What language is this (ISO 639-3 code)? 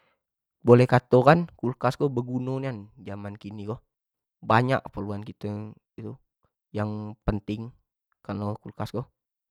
jax